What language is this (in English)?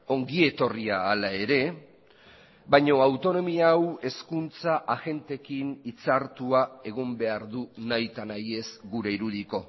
Basque